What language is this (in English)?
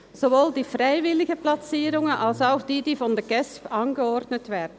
Swiss German